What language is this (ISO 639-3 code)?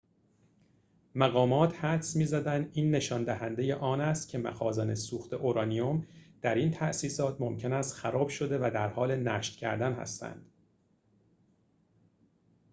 fas